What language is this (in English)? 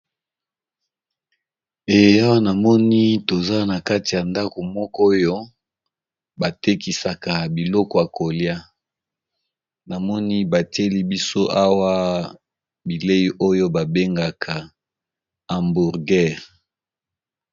Lingala